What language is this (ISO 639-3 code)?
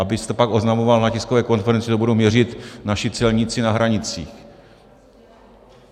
ces